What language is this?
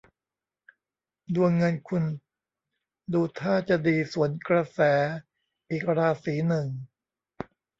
Thai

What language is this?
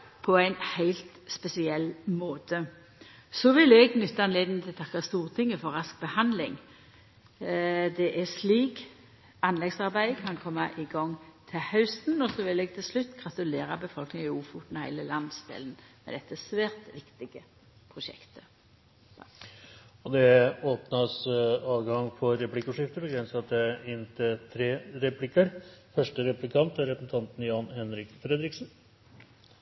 Norwegian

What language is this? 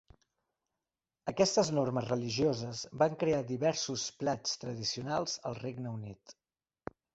Catalan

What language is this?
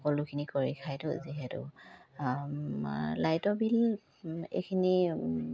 Assamese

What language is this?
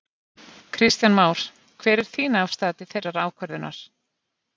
Icelandic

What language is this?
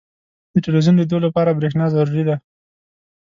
Pashto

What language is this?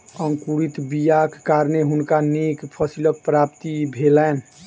Maithili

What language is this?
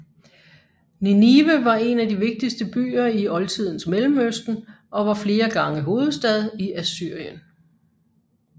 Danish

